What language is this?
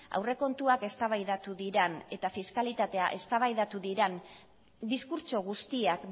Basque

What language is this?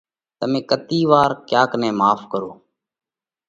Parkari Koli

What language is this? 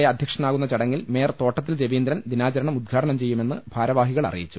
Malayalam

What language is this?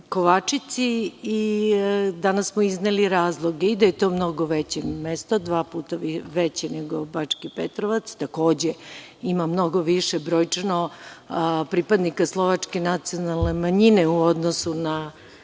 Serbian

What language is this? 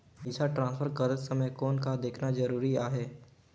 Chhattisgarhi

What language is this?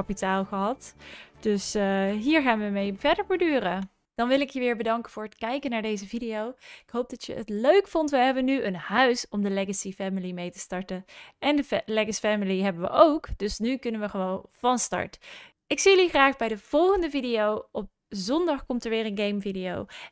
Dutch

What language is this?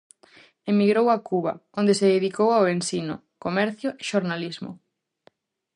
Galician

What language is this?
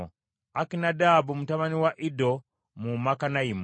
Ganda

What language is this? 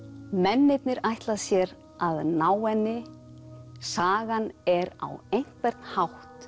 Icelandic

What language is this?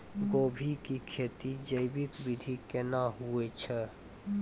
Maithili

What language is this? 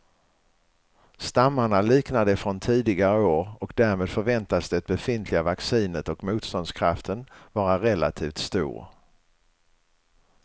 Swedish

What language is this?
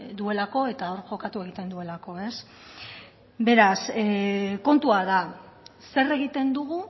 Basque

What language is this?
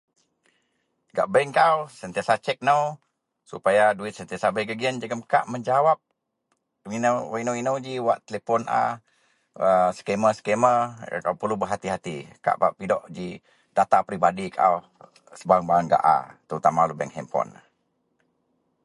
Central Melanau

